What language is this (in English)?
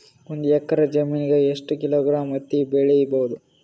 Kannada